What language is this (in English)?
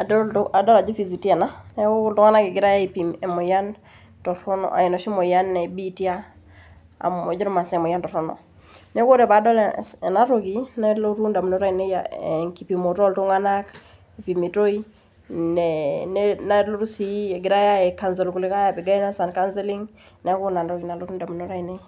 Masai